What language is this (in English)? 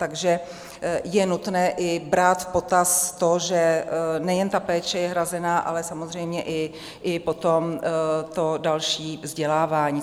Czech